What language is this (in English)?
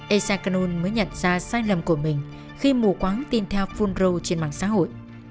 Vietnamese